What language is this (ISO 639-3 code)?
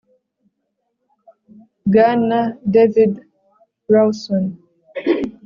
kin